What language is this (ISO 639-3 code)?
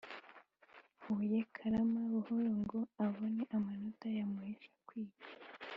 kin